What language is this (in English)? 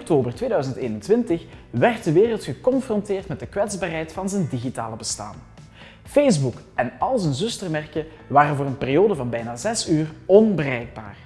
Dutch